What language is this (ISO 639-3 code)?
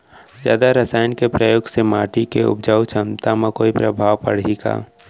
hne